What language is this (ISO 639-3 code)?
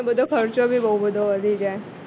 guj